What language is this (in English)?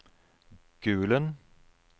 Norwegian